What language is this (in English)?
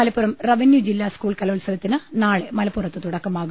Malayalam